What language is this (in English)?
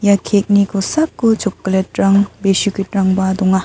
Garo